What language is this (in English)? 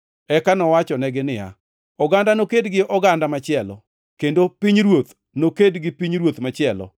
Luo (Kenya and Tanzania)